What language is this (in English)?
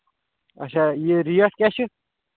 Kashmiri